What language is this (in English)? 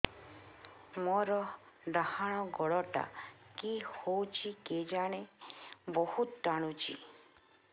Odia